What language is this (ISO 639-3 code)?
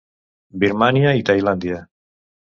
cat